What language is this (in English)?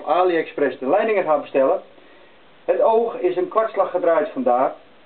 Dutch